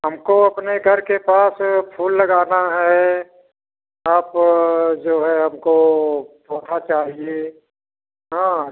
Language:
Hindi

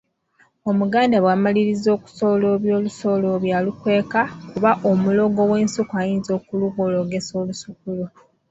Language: Ganda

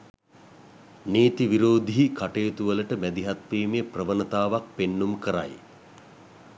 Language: Sinhala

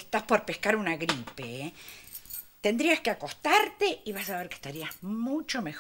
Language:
Spanish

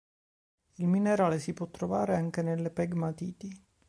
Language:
Italian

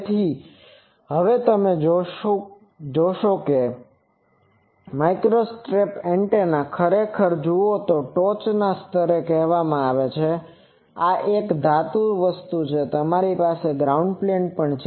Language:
Gujarati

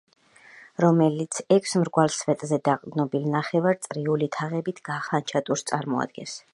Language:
Georgian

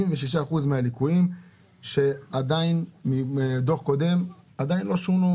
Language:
Hebrew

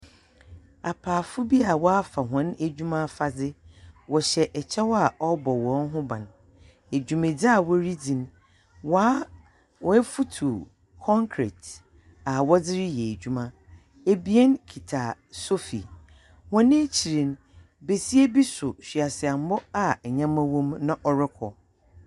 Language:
Akan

